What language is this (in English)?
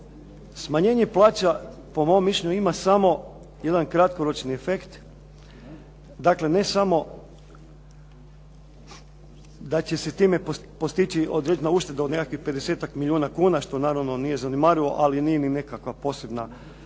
Croatian